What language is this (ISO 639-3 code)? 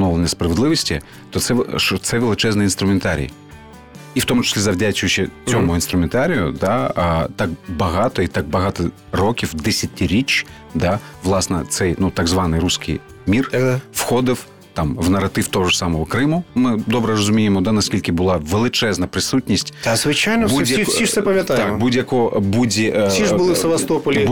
ukr